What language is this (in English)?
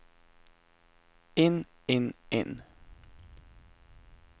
Norwegian